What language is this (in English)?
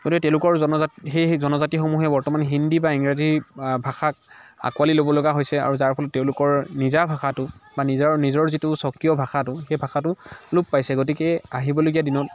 Assamese